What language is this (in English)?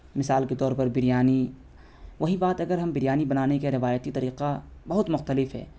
Urdu